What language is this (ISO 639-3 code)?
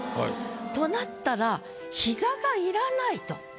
jpn